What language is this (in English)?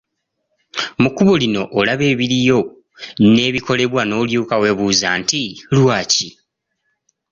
Ganda